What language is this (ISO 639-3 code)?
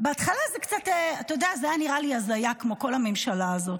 heb